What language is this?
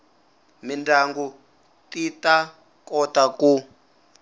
Tsonga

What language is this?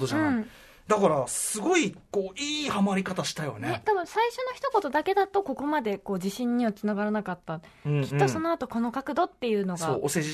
Japanese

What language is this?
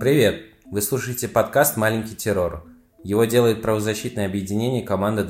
Russian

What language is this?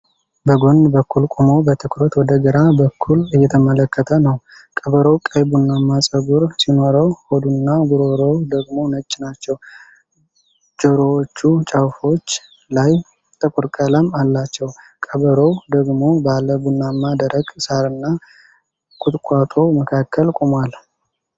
Amharic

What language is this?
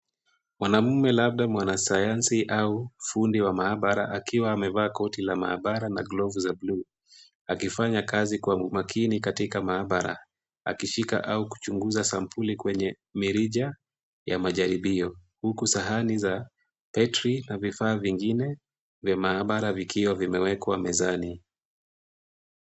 Swahili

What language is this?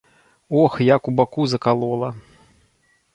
Belarusian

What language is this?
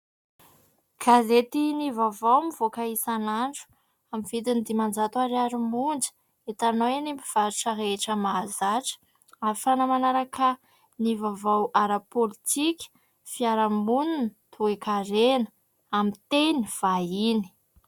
Malagasy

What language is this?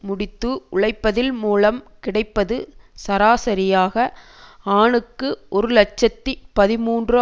Tamil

